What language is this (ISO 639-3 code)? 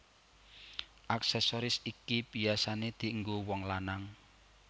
jav